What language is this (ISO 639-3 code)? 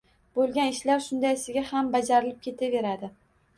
uzb